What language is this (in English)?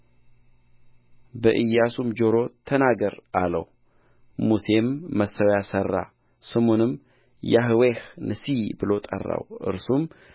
Amharic